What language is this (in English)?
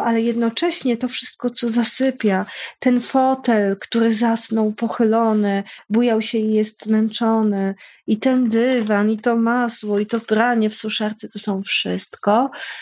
Polish